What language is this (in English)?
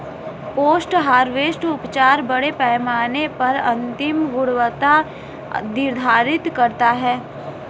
Hindi